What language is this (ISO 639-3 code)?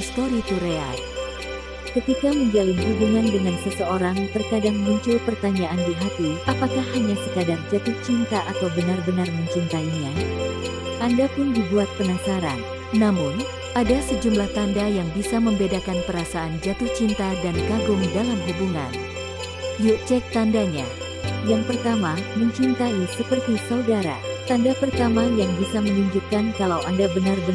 ind